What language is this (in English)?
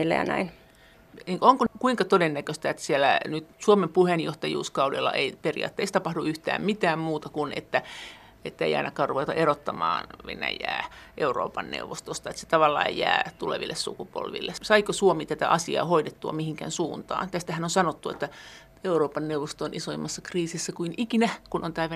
Finnish